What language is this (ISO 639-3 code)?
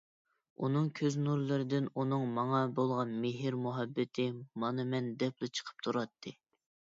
uig